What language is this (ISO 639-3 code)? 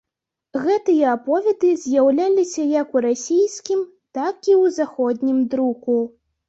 bel